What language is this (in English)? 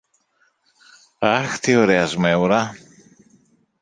Greek